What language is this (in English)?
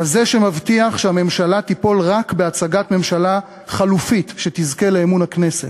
Hebrew